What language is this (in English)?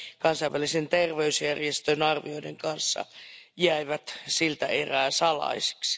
Finnish